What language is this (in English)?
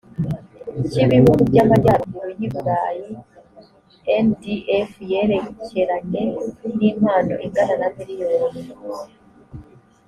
Kinyarwanda